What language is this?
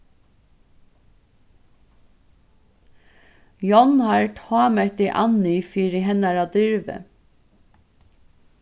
Faroese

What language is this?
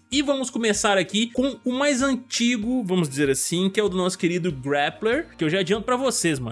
Portuguese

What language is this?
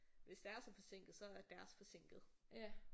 Danish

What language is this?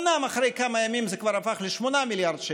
Hebrew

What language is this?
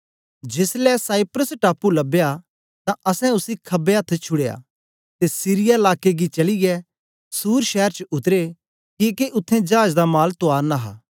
Dogri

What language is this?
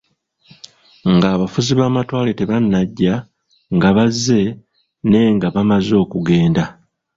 Ganda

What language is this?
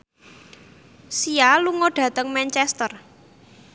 Javanese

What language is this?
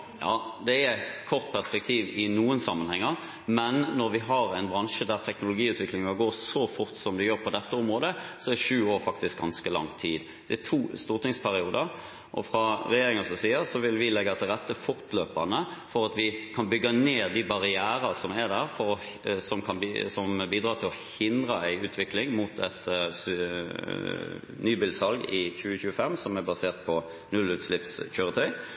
Norwegian Bokmål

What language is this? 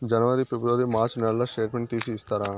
Telugu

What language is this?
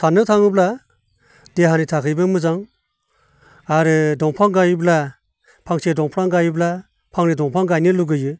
Bodo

